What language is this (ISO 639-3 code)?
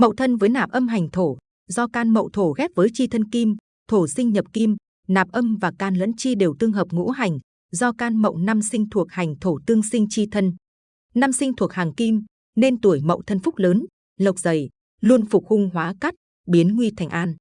vie